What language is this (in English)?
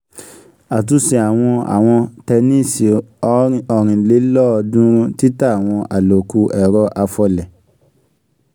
Yoruba